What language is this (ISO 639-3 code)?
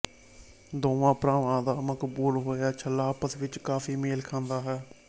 pan